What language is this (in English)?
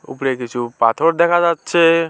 Bangla